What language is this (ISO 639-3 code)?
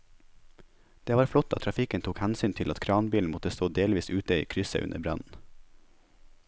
nor